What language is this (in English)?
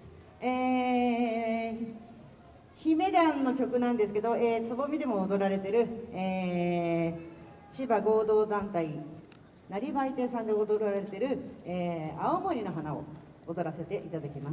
Japanese